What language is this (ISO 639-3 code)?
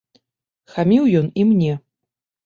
bel